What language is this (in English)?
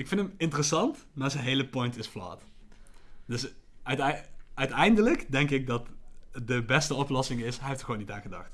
Dutch